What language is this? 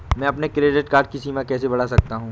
Hindi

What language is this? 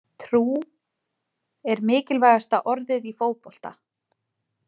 Icelandic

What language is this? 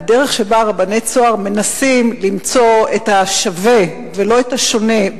Hebrew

